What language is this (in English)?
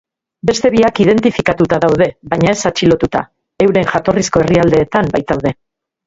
Basque